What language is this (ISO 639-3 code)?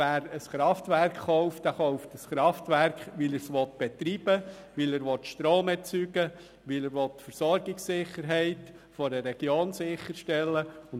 gsw